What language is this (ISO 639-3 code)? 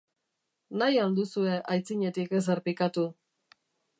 eus